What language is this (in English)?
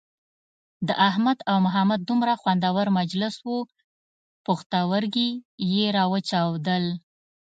Pashto